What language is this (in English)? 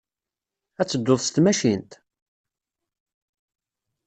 Kabyle